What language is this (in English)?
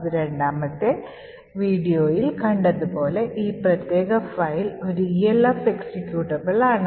Malayalam